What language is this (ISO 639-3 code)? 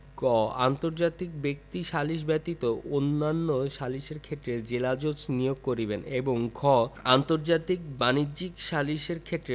ben